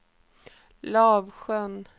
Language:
Swedish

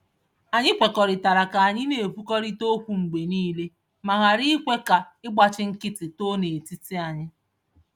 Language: Igbo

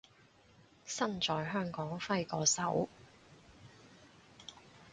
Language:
Cantonese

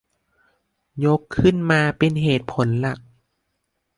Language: Thai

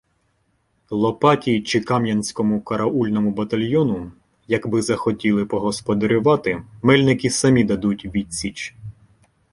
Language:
Ukrainian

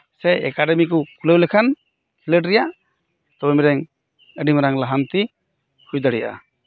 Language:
Santali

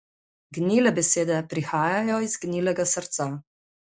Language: Slovenian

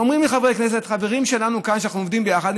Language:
Hebrew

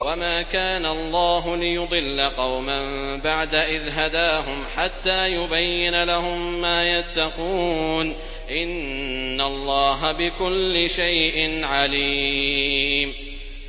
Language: Arabic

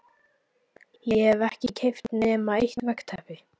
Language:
Icelandic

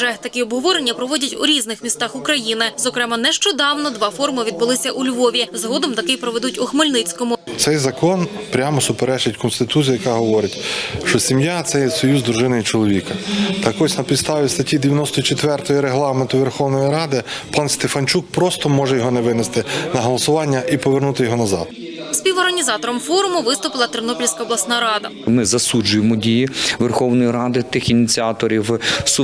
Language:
Ukrainian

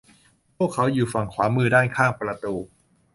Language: Thai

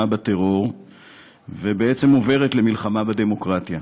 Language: Hebrew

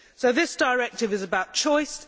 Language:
English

